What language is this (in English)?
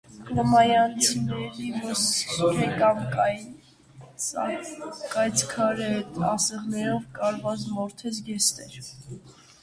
Armenian